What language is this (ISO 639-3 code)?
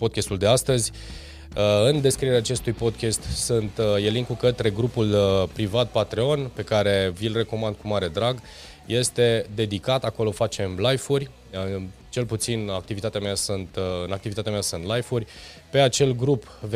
ron